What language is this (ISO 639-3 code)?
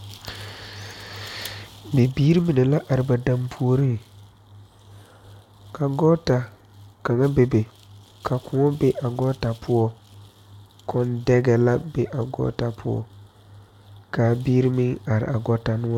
dga